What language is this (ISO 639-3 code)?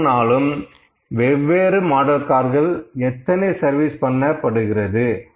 tam